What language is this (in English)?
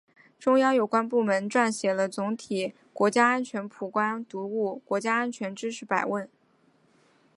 Chinese